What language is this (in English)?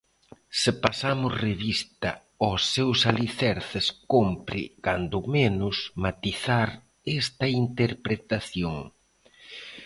Galician